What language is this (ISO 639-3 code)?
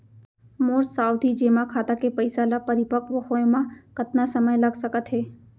hne